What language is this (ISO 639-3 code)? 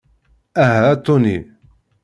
kab